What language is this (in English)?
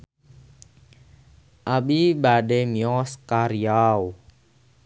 Sundanese